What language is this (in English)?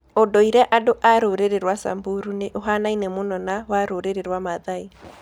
Kikuyu